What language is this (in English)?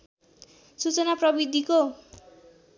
Nepali